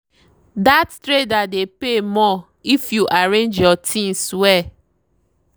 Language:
Nigerian Pidgin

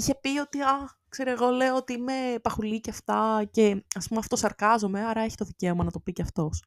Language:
Greek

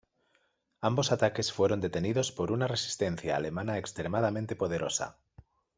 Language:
Spanish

